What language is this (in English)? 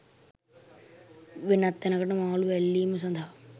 Sinhala